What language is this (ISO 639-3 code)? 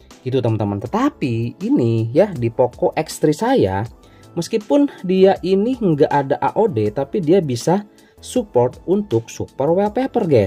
ind